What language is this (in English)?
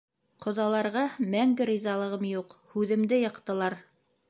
Bashkir